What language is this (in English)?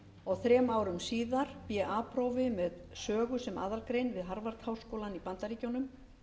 Icelandic